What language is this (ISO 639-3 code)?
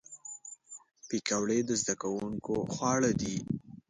pus